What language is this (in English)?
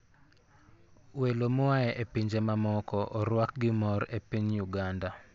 Luo (Kenya and Tanzania)